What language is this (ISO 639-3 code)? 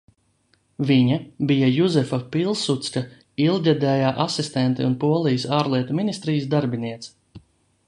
lav